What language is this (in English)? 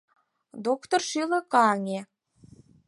Mari